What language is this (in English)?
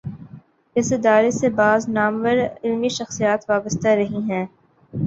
Urdu